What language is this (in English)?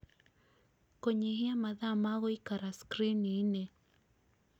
Kikuyu